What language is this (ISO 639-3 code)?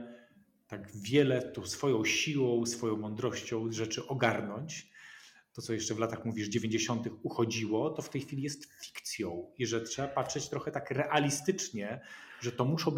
pol